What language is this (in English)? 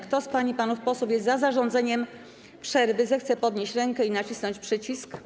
Polish